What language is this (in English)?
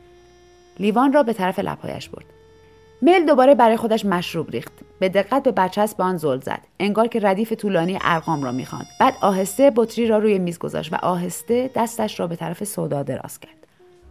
Persian